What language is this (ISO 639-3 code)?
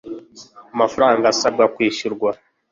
kin